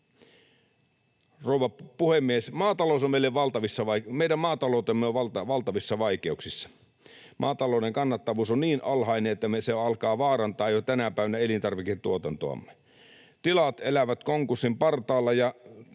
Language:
Finnish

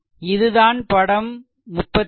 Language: Tamil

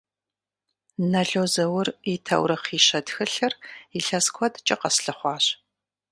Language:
Kabardian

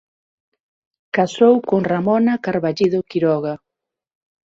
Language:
Galician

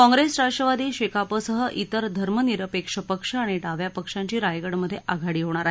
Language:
Marathi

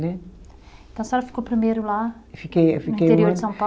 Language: Portuguese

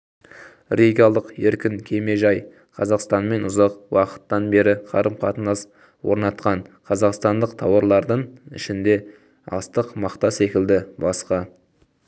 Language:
Kazakh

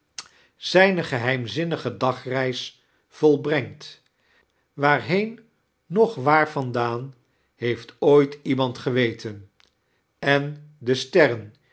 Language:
Dutch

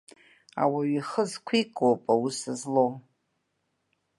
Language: Abkhazian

